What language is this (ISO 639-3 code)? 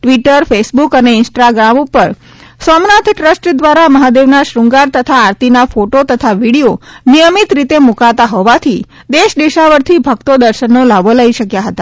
guj